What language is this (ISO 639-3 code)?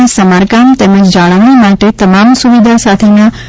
guj